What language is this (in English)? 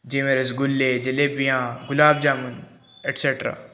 Punjabi